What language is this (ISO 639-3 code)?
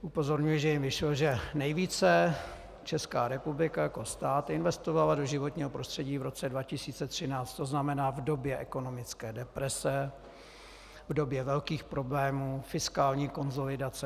ces